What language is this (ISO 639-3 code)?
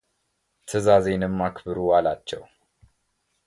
amh